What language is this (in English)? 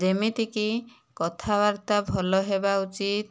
Odia